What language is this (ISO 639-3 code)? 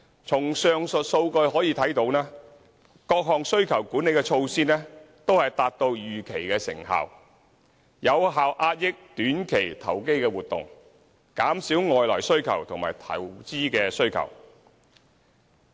yue